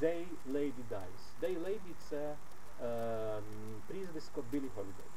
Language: Ukrainian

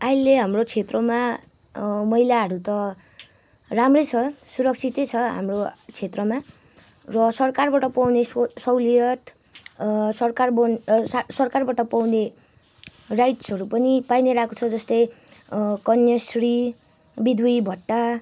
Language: Nepali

